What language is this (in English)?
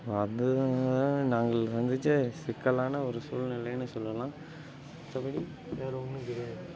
Tamil